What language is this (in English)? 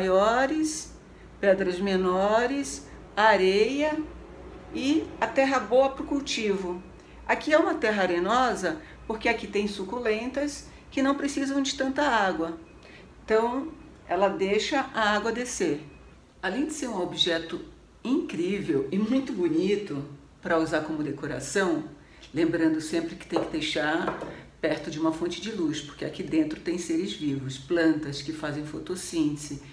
Portuguese